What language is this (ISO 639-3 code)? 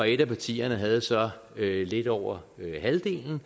dan